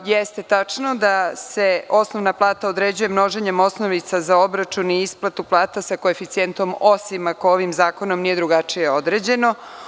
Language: Serbian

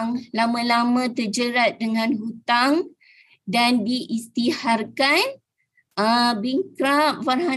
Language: Malay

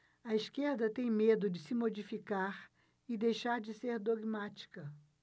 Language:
Portuguese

